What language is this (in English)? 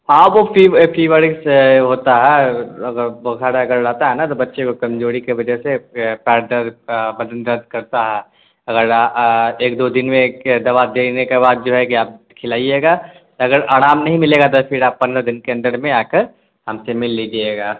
Urdu